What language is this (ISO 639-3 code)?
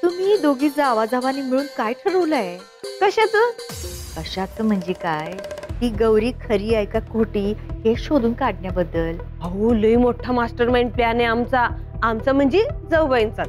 mar